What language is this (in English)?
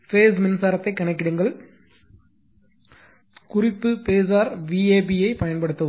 Tamil